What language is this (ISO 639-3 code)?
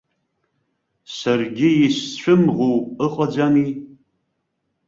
abk